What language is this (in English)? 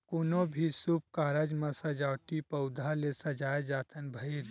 Chhattisgarhi